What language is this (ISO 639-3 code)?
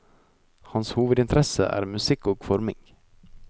nor